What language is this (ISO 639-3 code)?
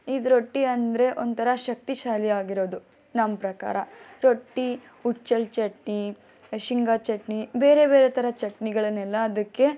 kan